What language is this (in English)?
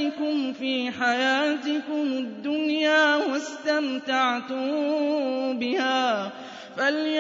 Arabic